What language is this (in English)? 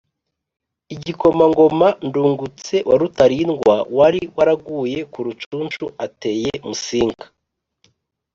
Kinyarwanda